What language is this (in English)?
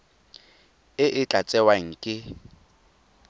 Tswana